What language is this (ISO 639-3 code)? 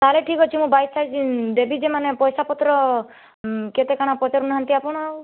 ori